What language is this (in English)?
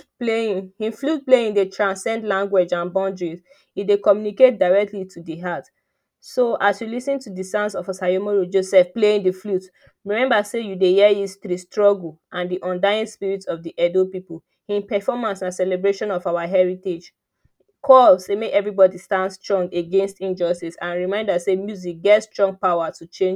Nigerian Pidgin